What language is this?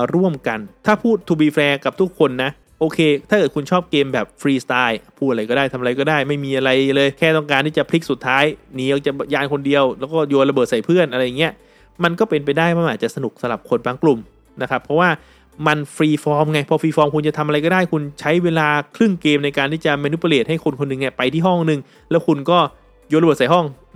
Thai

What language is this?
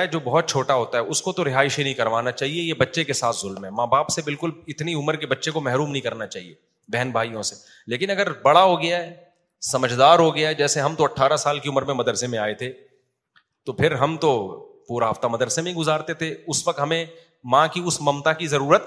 Urdu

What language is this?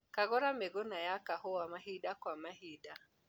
Kikuyu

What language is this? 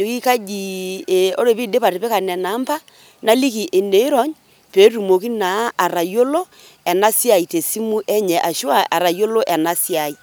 Masai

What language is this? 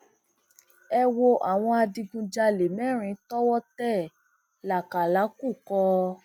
Yoruba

